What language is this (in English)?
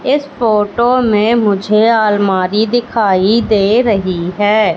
Hindi